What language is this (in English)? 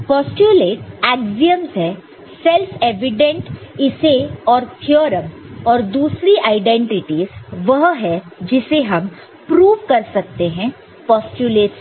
Hindi